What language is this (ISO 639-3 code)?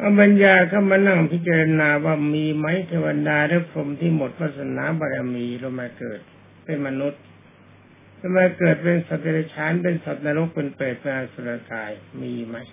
tha